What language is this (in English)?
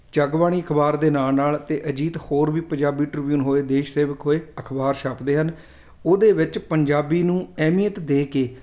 Punjabi